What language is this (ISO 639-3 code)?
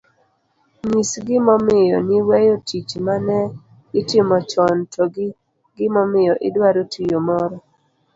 luo